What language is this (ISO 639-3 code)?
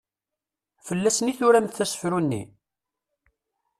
kab